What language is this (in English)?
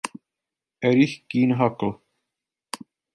Czech